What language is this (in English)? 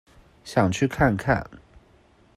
Chinese